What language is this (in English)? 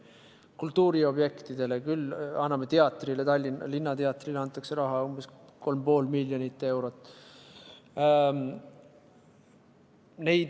Estonian